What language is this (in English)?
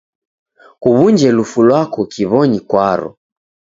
Taita